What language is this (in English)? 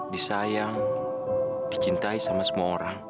Indonesian